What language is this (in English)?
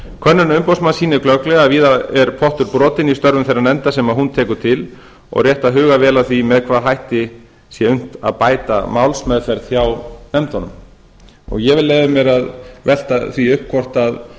Icelandic